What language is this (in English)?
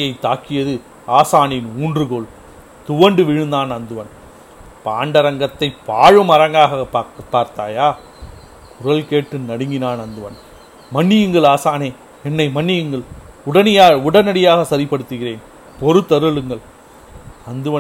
Tamil